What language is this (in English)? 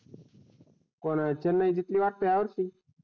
Marathi